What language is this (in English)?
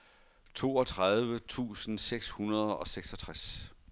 Danish